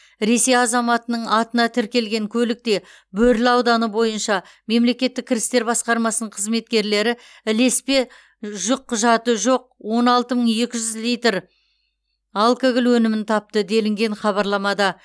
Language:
Kazakh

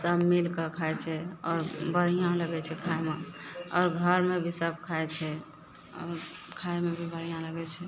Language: Maithili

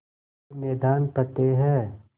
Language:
Hindi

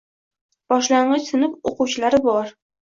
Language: Uzbek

